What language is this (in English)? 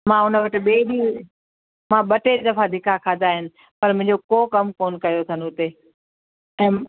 Sindhi